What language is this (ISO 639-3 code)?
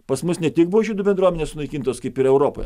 lit